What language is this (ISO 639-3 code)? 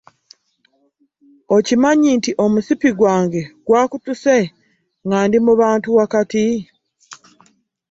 lug